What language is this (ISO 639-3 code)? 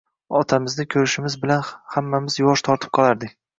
uzb